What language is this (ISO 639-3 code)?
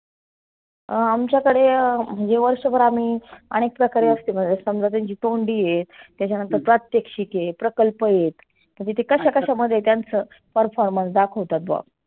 mar